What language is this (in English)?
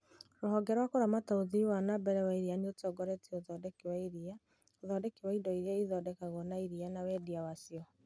Kikuyu